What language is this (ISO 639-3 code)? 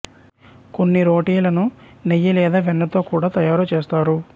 tel